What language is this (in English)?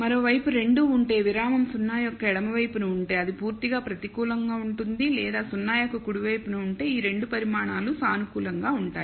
Telugu